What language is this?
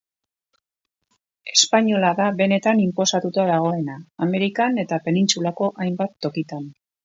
Basque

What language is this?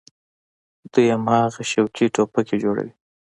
Pashto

